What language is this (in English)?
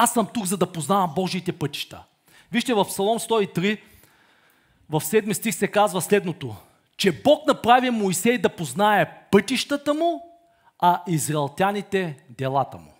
Bulgarian